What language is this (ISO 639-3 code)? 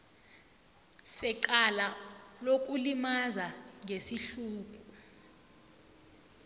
nbl